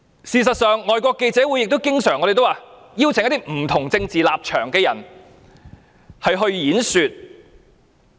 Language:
Cantonese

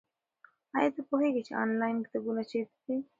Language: Pashto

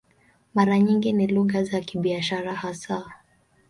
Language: Swahili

